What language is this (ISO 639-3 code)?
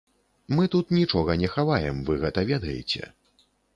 bel